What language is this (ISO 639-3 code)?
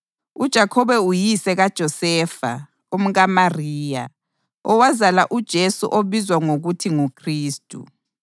nde